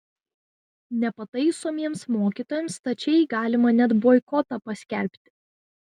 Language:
Lithuanian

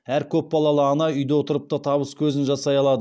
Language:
Kazakh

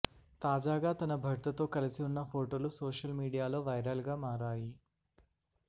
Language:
Telugu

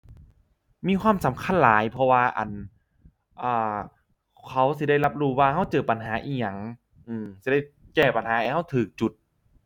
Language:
Thai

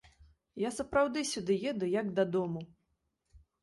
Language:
Belarusian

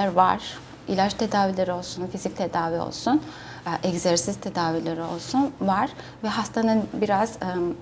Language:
Turkish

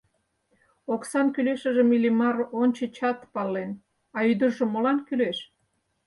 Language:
Mari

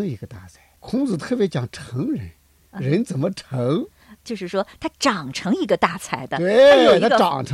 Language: Chinese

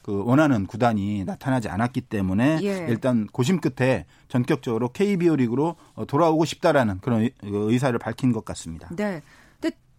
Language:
Korean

